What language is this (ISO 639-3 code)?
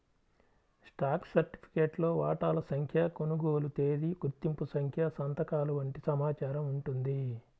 tel